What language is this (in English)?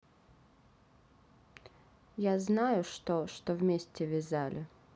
Russian